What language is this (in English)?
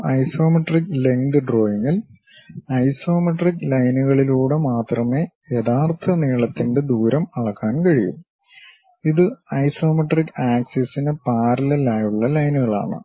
Malayalam